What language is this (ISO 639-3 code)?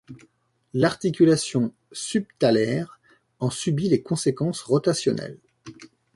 fra